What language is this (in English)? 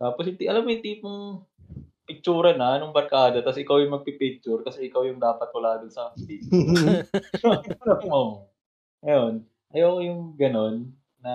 Filipino